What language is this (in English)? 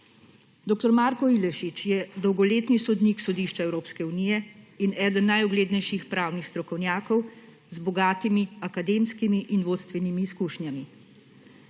Slovenian